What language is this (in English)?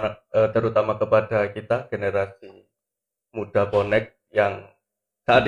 Indonesian